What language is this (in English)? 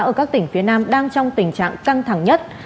Vietnamese